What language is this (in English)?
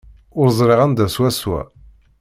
Kabyle